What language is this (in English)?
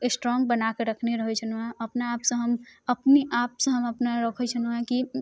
Maithili